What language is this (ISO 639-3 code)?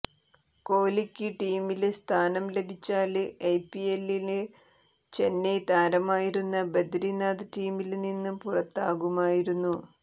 mal